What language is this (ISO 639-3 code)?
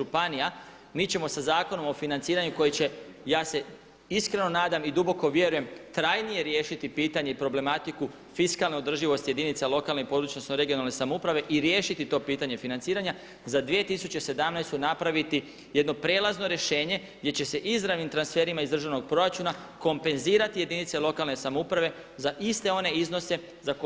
hrv